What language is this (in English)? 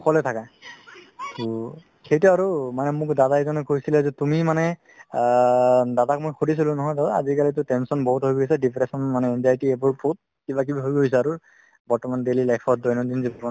Assamese